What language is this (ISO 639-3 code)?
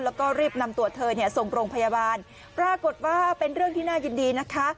tha